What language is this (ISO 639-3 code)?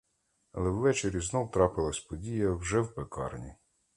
ukr